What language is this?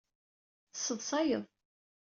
Kabyle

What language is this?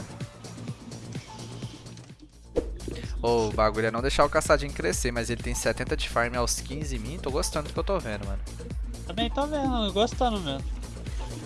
Portuguese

